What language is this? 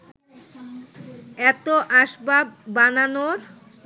Bangla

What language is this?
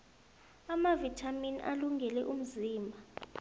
South Ndebele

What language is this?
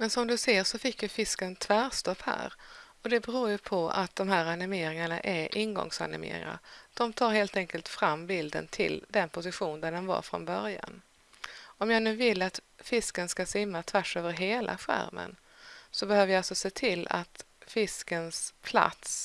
Swedish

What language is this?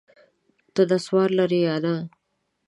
Pashto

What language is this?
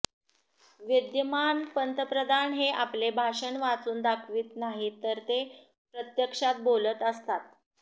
Marathi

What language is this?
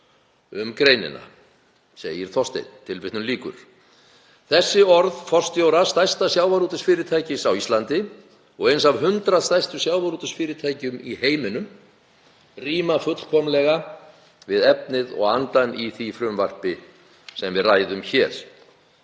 Icelandic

